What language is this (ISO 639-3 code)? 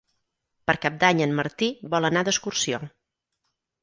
cat